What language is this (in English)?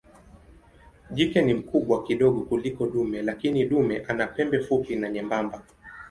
Swahili